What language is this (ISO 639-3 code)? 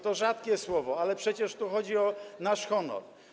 pol